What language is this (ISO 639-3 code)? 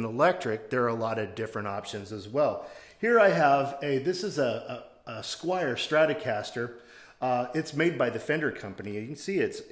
eng